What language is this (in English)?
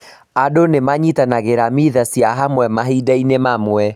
Kikuyu